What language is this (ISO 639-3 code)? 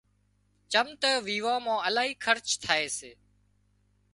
kxp